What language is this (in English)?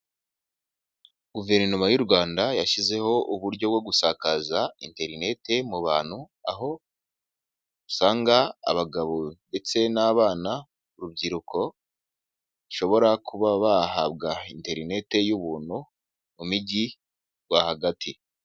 Kinyarwanda